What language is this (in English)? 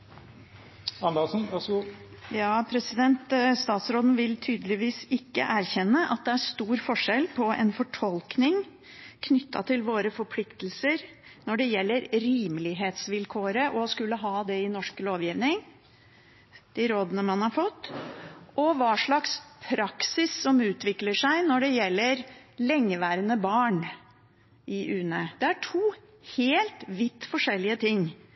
Norwegian